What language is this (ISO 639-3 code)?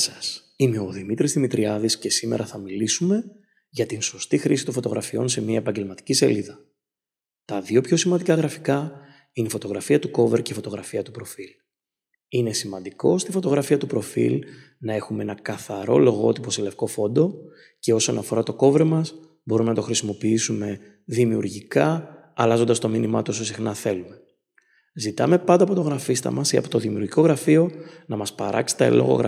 ell